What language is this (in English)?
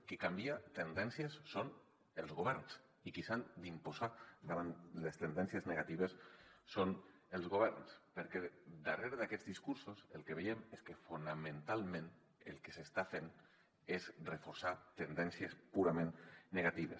Catalan